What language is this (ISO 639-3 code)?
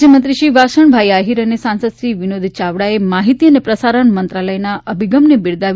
guj